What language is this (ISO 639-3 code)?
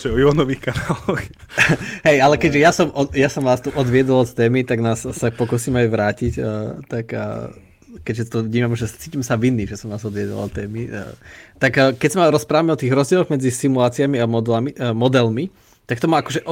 slk